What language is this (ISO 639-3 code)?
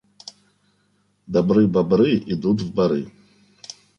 rus